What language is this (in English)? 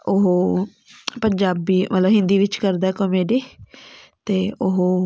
Punjabi